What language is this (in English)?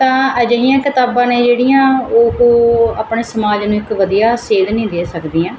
Punjabi